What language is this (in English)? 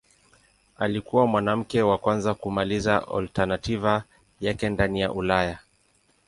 Swahili